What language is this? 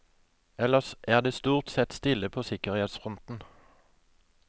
Norwegian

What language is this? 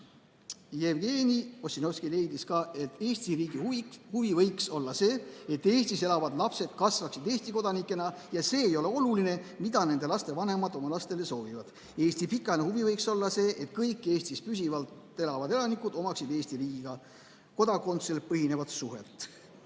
Estonian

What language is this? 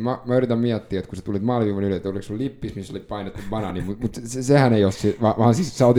Finnish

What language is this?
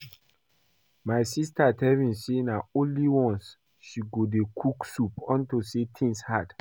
Nigerian Pidgin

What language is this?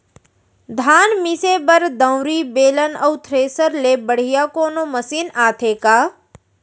Chhattisgarhi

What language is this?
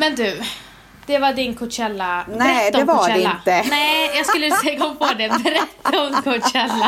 Swedish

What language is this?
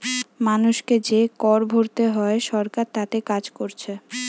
Bangla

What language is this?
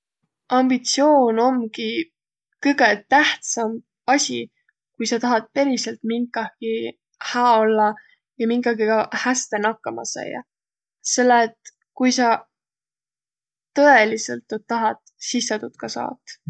Võro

